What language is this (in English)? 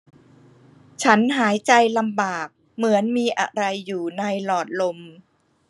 Thai